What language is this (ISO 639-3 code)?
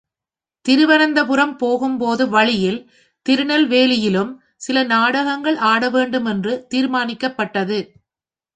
tam